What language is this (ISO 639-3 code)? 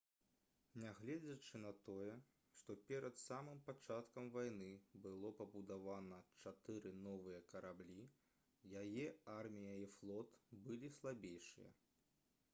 bel